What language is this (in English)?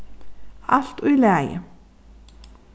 Faroese